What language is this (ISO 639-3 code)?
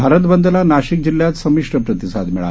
mar